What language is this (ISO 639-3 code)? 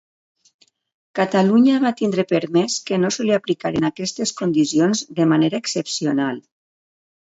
cat